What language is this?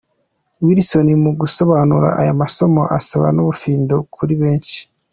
Kinyarwanda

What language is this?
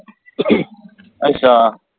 Punjabi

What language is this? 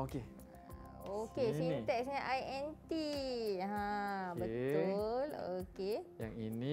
Malay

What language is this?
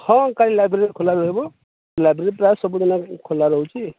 Odia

